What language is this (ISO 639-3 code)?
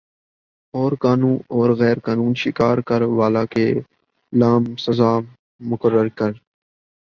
urd